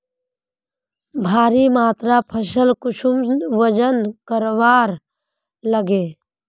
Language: Magahi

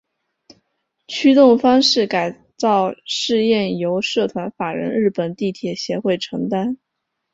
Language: Chinese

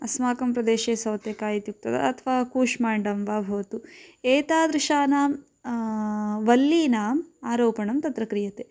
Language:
Sanskrit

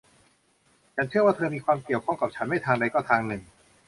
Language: Thai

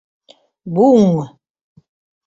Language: Mari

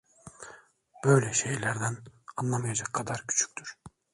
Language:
Turkish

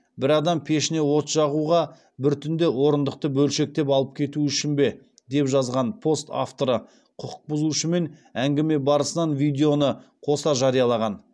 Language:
Kazakh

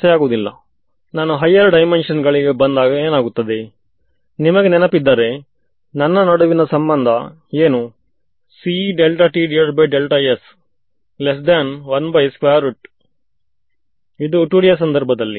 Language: Kannada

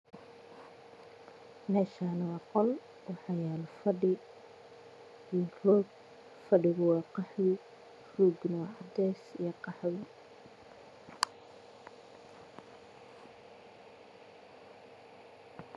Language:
Somali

